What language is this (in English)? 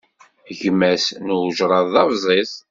Kabyle